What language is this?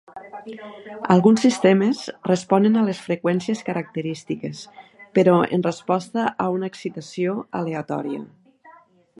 Catalan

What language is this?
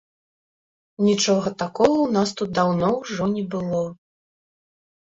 Belarusian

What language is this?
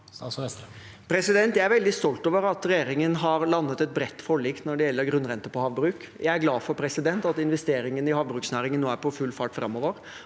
Norwegian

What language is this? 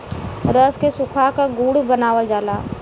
Bhojpuri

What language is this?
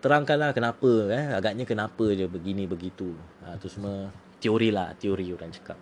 Malay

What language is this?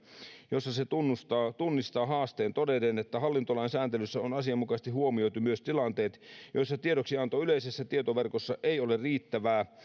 Finnish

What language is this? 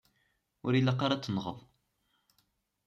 Kabyle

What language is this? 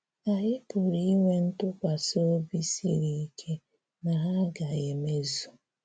Igbo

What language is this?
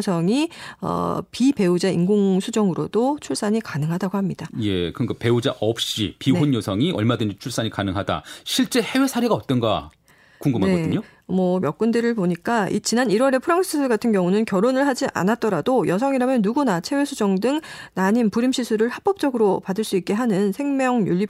Korean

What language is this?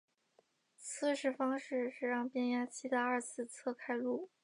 Chinese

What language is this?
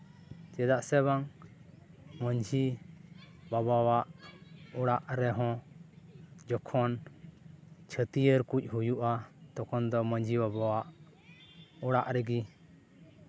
Santali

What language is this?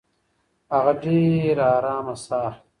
Pashto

